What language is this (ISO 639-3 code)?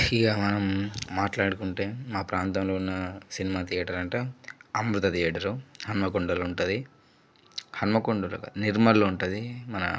tel